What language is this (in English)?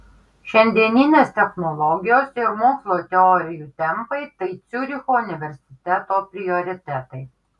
Lithuanian